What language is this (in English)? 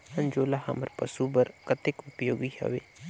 Chhattisgarhi